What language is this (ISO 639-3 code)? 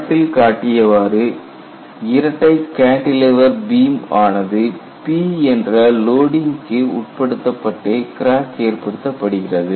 tam